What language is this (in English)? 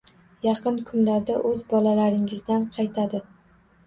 Uzbek